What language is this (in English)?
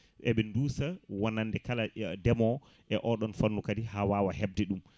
Fula